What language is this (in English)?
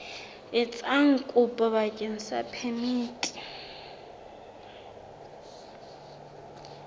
Southern Sotho